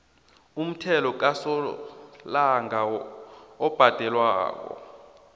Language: South Ndebele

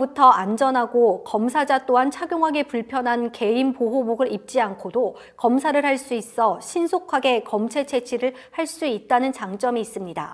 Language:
Korean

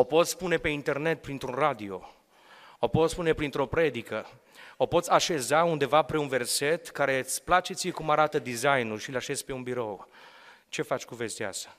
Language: Romanian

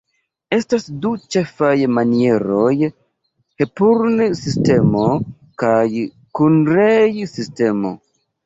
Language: Esperanto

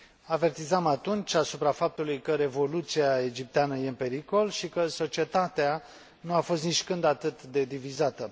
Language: Romanian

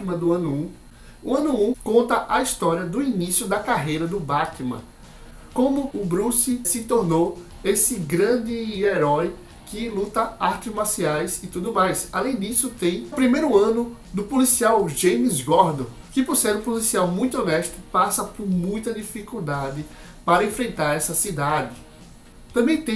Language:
Portuguese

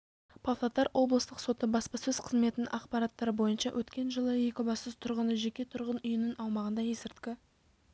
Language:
Kazakh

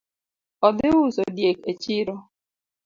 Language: Luo (Kenya and Tanzania)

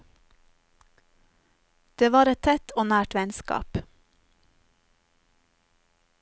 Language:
Norwegian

